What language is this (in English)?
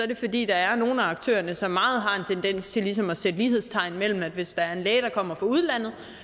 Danish